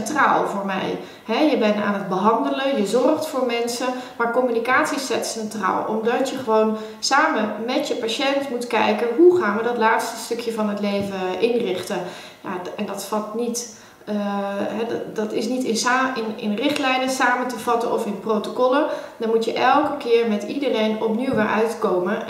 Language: Dutch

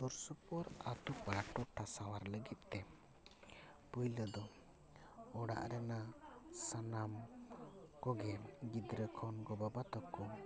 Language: Santali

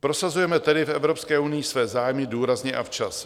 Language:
Czech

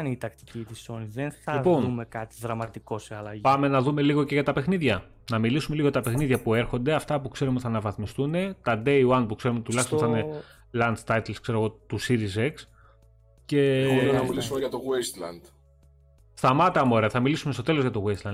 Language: Greek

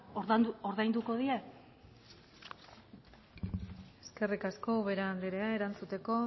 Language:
Basque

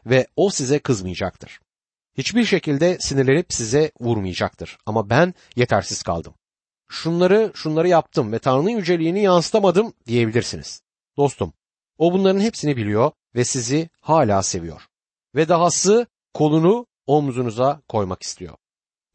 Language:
Turkish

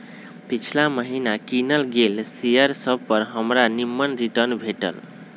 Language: Magahi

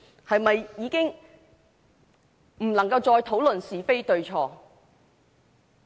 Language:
Cantonese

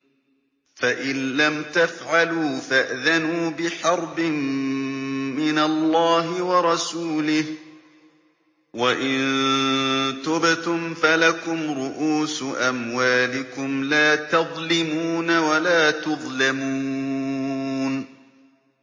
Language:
Arabic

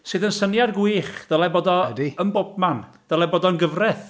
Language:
Welsh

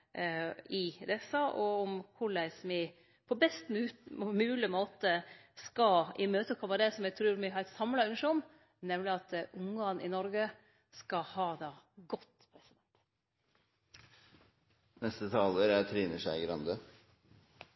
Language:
Norwegian Nynorsk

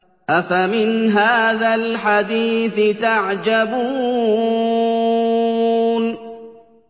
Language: Arabic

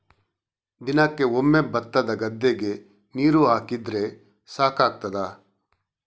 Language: Kannada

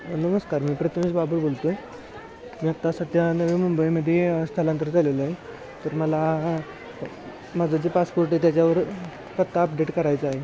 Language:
Marathi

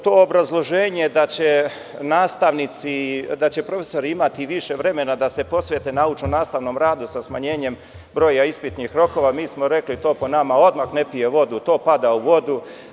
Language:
Serbian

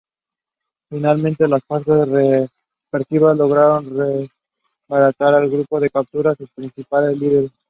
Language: Spanish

